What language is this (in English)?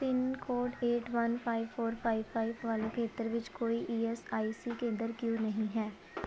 Punjabi